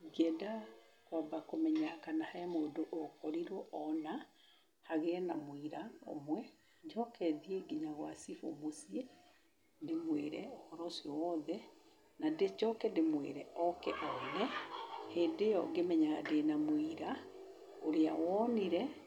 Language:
Kikuyu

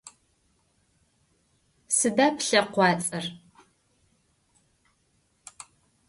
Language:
Adyghe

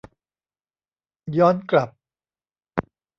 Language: Thai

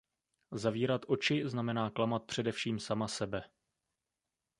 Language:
Czech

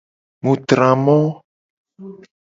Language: Gen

